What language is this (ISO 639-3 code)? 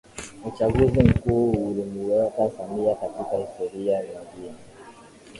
swa